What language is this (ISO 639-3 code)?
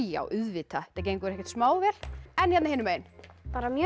isl